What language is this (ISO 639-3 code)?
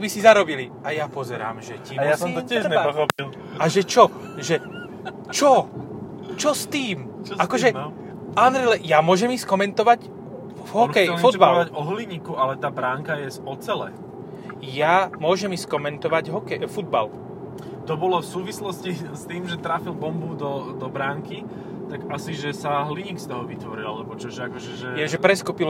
slk